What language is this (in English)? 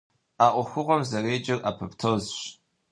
Kabardian